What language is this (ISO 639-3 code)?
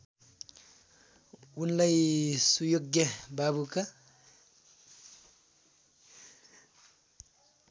nep